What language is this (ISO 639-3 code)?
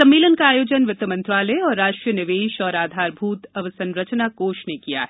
hin